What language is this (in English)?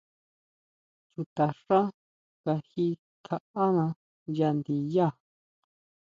Huautla Mazatec